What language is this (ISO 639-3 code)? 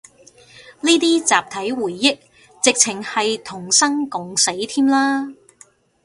yue